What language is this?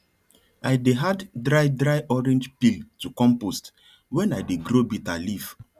Nigerian Pidgin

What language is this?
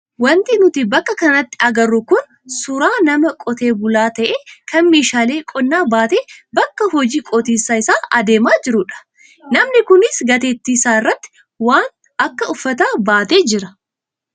Oromo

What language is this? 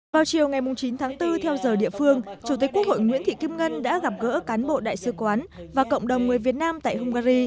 Vietnamese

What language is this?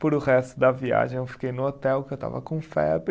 Portuguese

